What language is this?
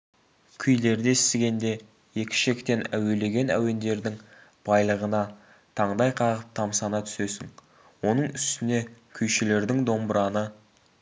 Kazakh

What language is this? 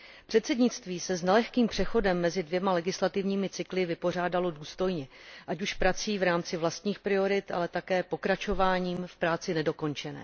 Czech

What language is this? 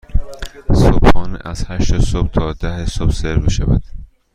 Persian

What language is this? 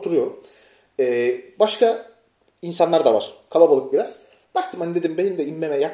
Turkish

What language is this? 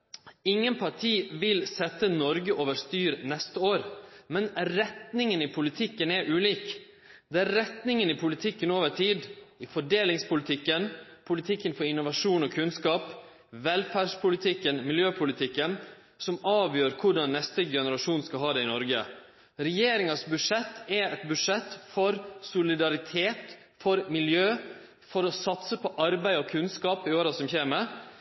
Norwegian Nynorsk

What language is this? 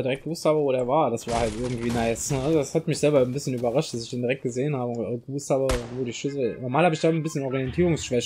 German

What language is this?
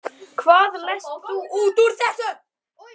Icelandic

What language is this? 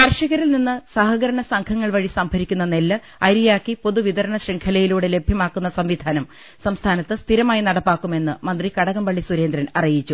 Malayalam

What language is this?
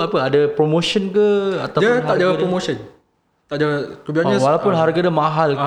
Malay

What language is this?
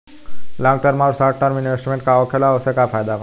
Bhojpuri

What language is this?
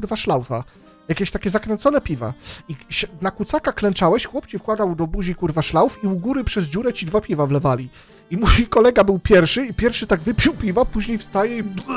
Polish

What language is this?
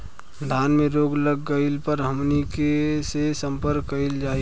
Bhojpuri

